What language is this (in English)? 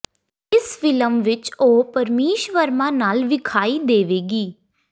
Punjabi